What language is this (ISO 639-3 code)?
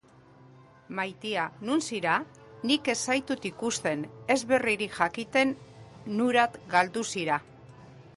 eus